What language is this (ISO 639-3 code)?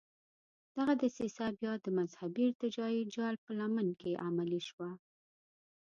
pus